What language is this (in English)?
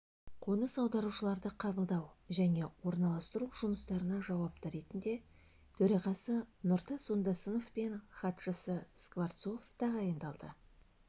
Kazakh